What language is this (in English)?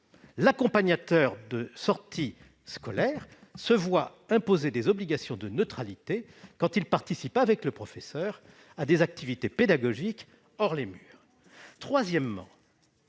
French